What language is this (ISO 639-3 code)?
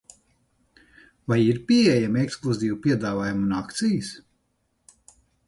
lav